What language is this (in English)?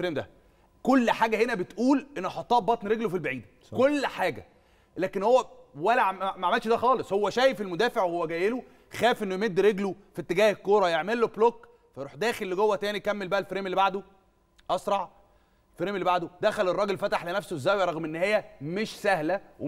Arabic